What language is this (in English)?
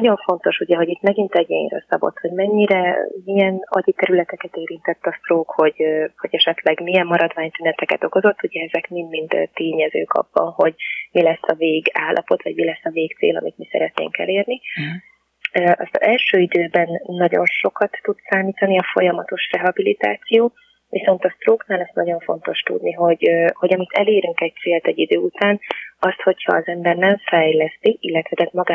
Hungarian